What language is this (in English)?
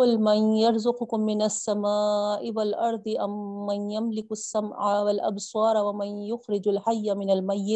Urdu